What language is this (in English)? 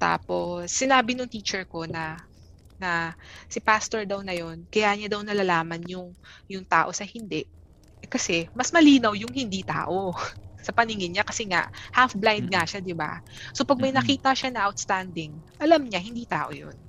Filipino